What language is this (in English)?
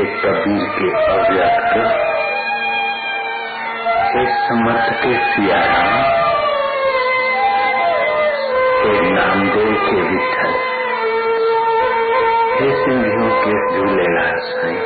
Hindi